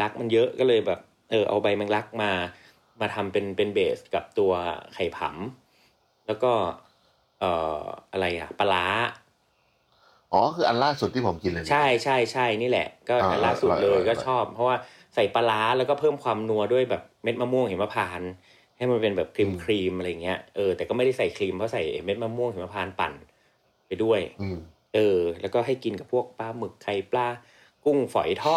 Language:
Thai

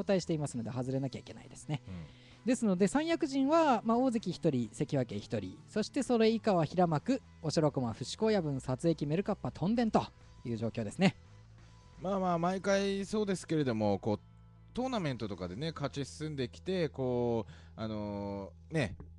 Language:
Japanese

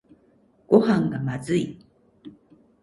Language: Japanese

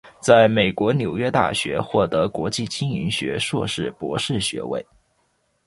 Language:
Chinese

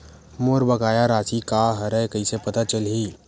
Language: Chhattisgarhi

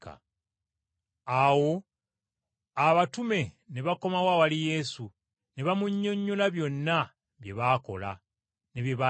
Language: Ganda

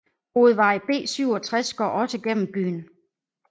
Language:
Danish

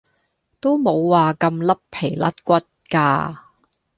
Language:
Cantonese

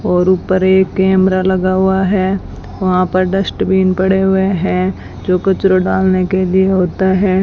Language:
Hindi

